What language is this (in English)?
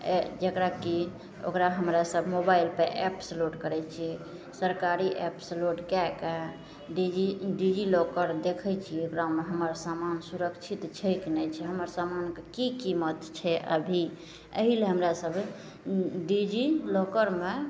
Maithili